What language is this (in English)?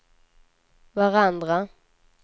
Swedish